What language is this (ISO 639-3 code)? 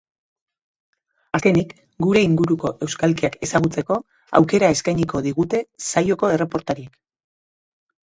eus